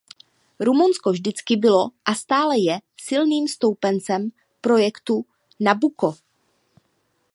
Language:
Czech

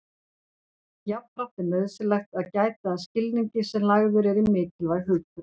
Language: Icelandic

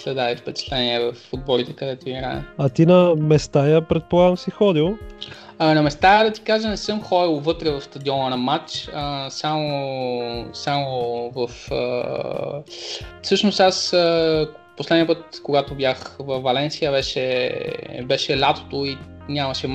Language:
Bulgarian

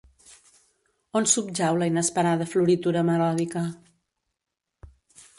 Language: Catalan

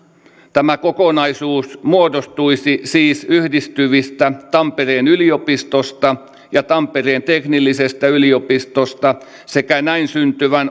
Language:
Finnish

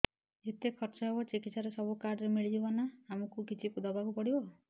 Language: Odia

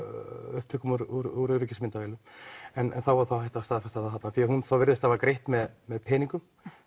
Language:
Icelandic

